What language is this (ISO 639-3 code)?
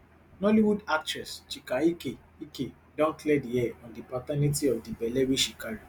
pcm